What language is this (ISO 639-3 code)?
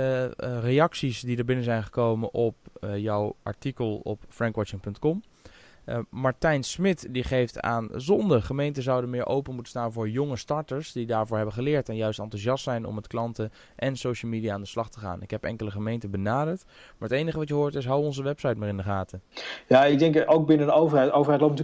nld